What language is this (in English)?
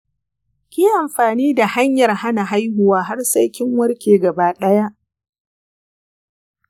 Hausa